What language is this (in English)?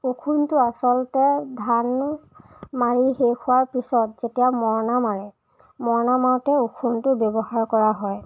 Assamese